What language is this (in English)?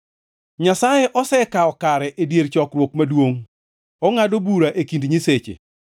Luo (Kenya and Tanzania)